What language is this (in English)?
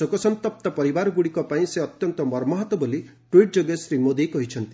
Odia